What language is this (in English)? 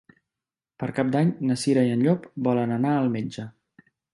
Catalan